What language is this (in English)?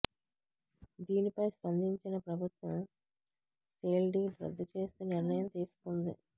Telugu